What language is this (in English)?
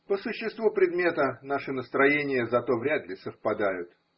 Russian